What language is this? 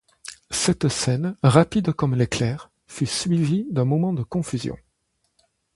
French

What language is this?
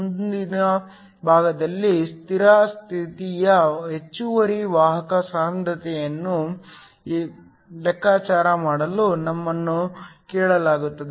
Kannada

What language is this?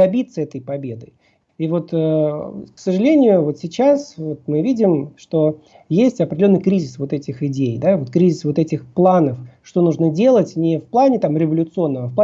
Russian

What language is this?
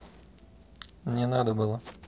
Russian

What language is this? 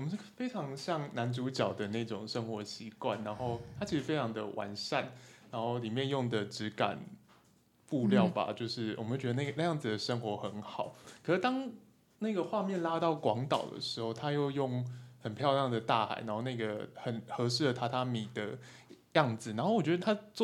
Chinese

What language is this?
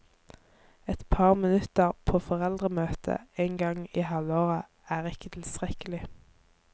Norwegian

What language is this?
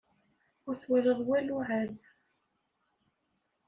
Kabyle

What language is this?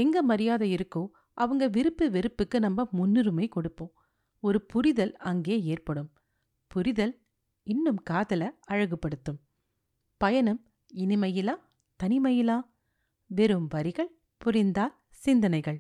Tamil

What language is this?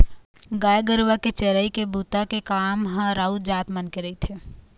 Chhattisgarhi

